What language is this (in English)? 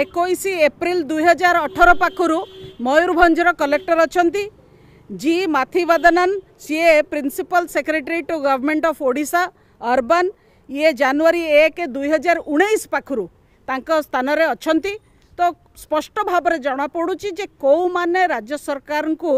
Hindi